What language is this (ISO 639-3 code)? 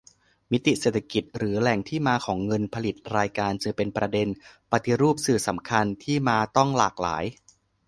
tha